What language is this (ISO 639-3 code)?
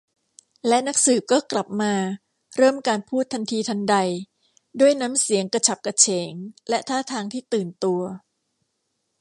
tha